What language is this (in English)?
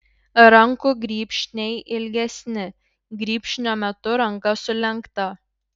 Lithuanian